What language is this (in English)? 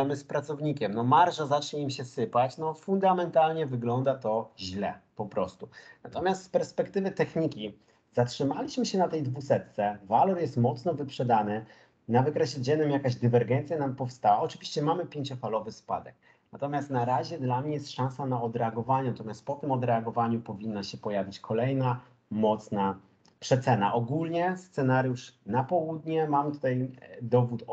Polish